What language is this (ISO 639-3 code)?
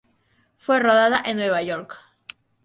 spa